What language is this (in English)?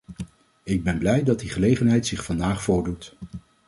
Dutch